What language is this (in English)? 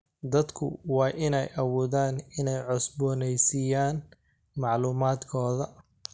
Somali